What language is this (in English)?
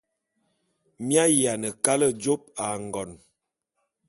Bulu